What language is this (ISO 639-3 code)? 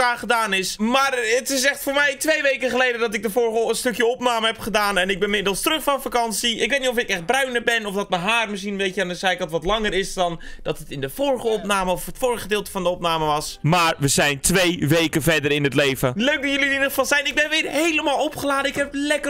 nld